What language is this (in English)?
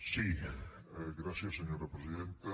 Catalan